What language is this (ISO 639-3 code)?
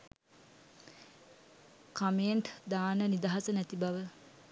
sin